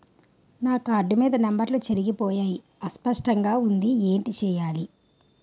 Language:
Telugu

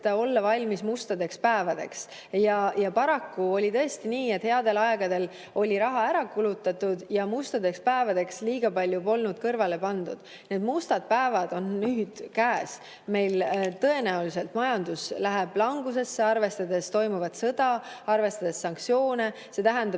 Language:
Estonian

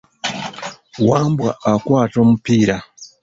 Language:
Ganda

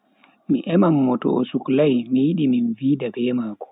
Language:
Bagirmi Fulfulde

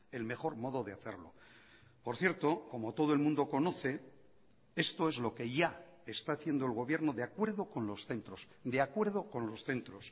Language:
Spanish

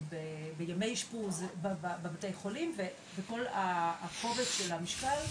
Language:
Hebrew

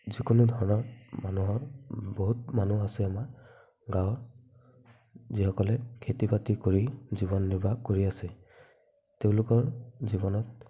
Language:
Assamese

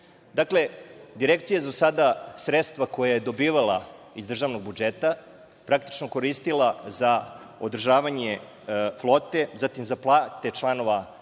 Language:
Serbian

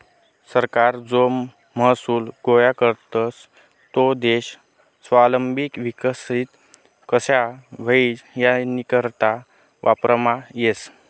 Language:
Marathi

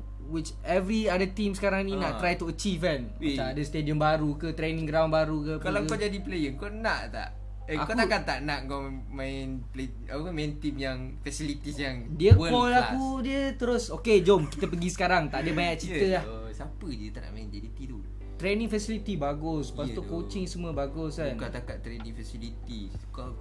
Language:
Malay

